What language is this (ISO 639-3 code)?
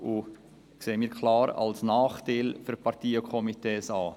gsw